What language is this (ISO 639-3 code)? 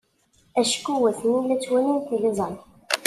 kab